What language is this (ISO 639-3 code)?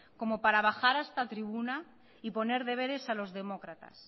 spa